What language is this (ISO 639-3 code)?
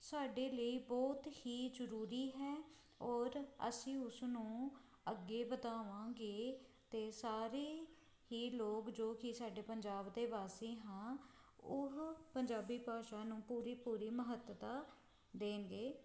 pan